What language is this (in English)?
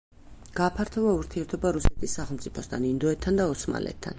Georgian